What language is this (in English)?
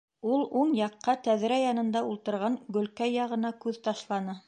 Bashkir